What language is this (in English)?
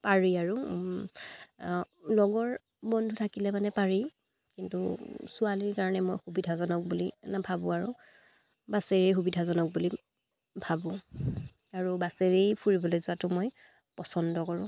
Assamese